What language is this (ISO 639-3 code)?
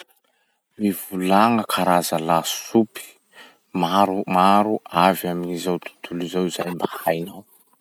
msh